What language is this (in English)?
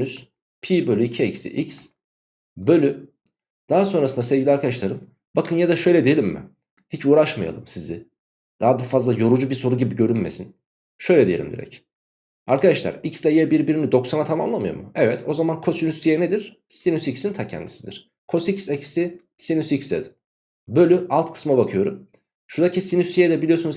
Turkish